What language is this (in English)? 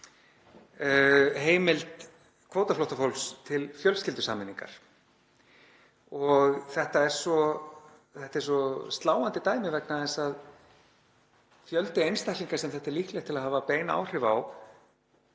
Icelandic